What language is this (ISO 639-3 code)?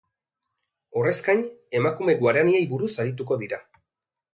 eus